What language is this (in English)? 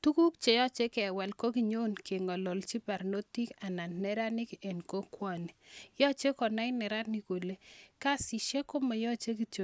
Kalenjin